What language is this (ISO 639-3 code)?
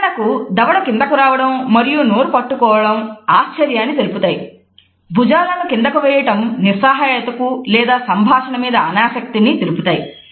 tel